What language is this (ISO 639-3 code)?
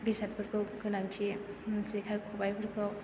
brx